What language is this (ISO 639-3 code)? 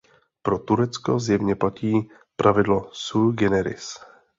ces